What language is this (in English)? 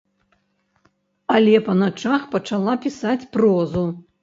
Belarusian